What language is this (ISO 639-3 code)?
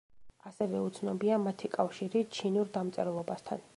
kat